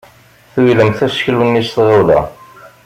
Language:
Kabyle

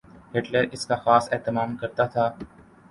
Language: Urdu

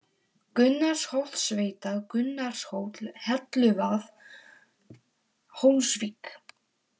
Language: Icelandic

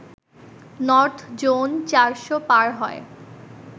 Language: Bangla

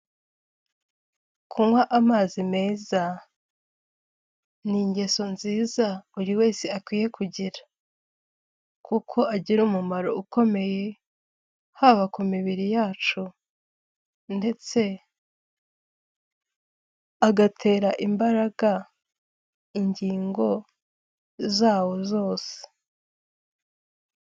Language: Kinyarwanda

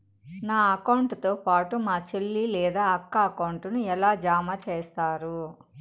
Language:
Telugu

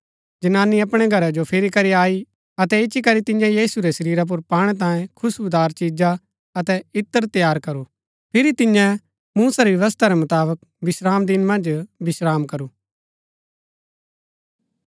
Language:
Gaddi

